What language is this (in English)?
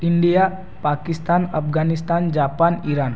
Marathi